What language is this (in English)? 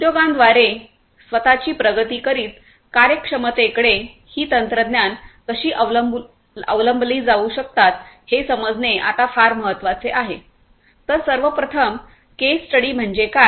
Marathi